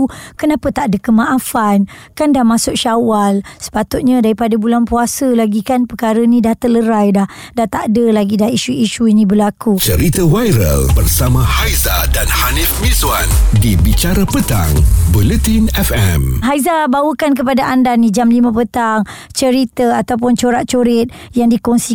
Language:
Malay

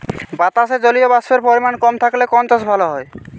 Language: Bangla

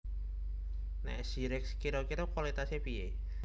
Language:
Javanese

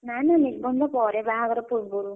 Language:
Odia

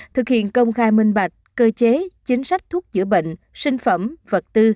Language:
Vietnamese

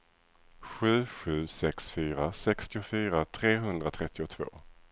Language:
Swedish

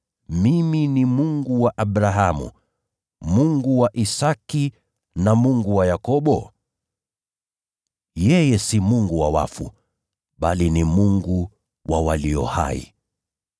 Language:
Swahili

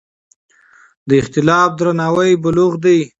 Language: Pashto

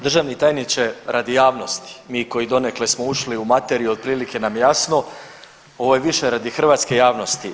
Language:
Croatian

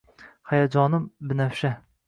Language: Uzbek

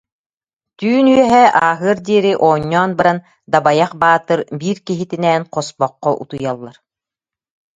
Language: Yakut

